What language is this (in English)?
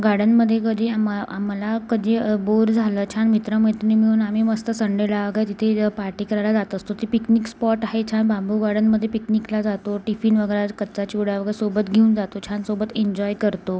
Marathi